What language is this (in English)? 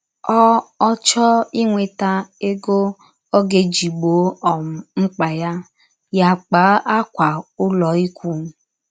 Igbo